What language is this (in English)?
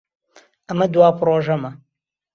Central Kurdish